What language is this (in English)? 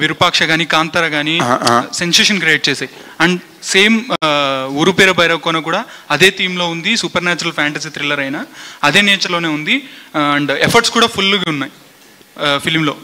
Telugu